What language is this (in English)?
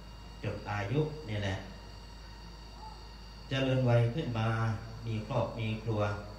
Thai